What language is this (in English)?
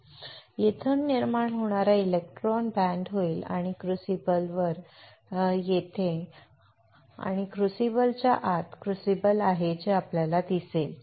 Marathi